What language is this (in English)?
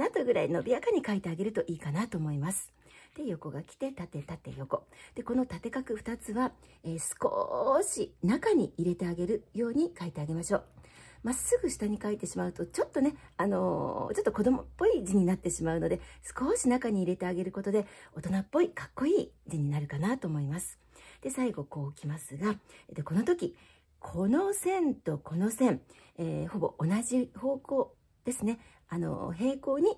Japanese